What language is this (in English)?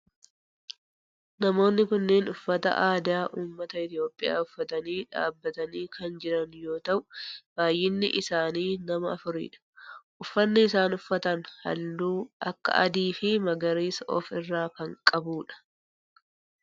Oromo